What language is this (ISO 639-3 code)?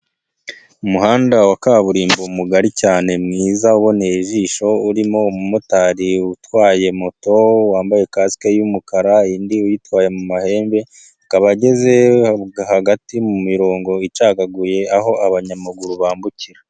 kin